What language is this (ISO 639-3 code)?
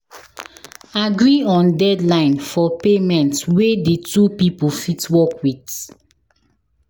pcm